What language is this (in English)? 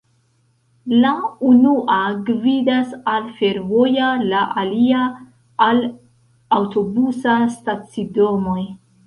Esperanto